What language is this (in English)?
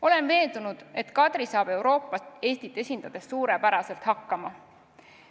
Estonian